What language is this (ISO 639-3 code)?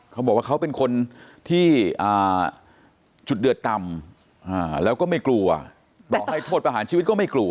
tha